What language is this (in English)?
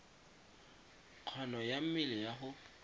Tswana